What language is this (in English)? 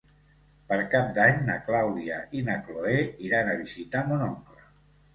Catalan